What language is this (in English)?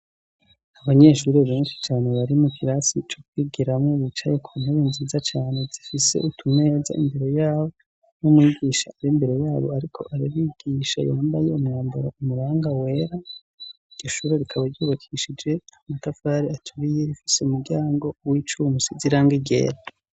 Rundi